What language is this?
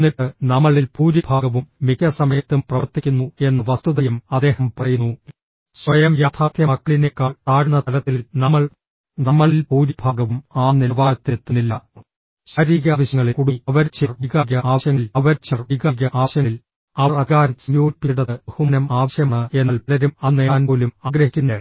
Malayalam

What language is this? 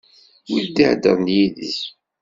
Kabyle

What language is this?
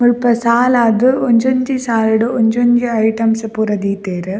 Tulu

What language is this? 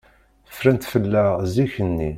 Kabyle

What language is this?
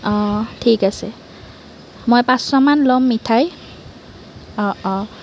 Assamese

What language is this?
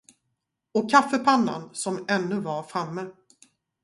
Swedish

